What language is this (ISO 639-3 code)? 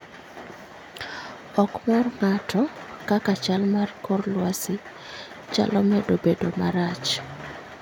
luo